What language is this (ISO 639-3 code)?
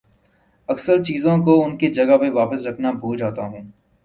urd